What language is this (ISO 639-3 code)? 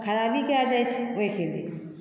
mai